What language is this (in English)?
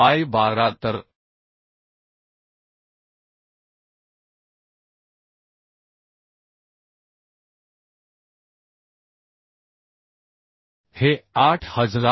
Marathi